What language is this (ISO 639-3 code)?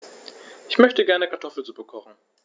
deu